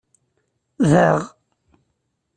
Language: Kabyle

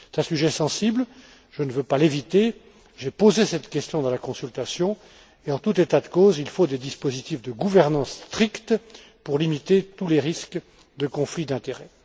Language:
French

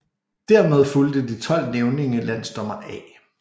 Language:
Danish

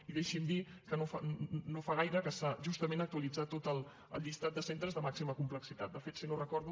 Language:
Catalan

